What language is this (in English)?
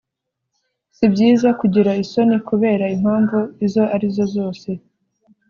Kinyarwanda